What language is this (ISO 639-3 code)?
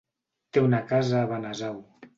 cat